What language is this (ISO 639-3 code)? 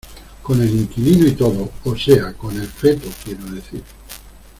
spa